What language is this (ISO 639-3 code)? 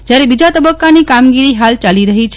guj